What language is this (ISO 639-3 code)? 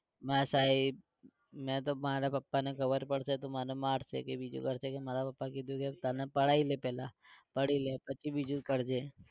guj